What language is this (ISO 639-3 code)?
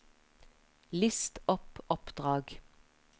nor